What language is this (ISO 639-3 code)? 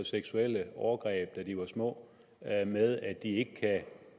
dan